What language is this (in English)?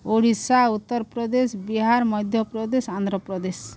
Odia